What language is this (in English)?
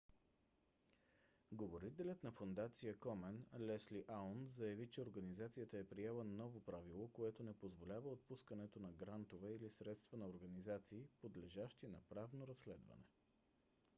Bulgarian